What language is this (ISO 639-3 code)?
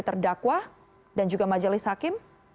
ind